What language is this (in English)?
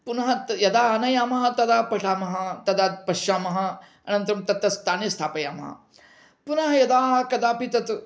Sanskrit